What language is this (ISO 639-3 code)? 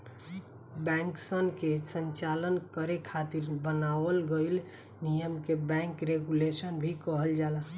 bho